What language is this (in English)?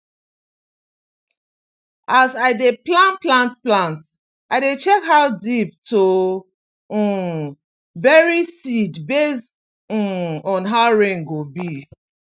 Nigerian Pidgin